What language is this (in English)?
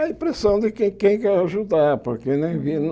Portuguese